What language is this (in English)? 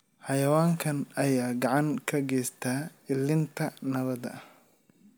Somali